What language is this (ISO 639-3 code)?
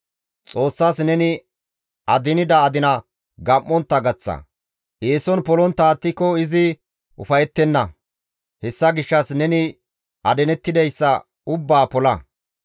gmv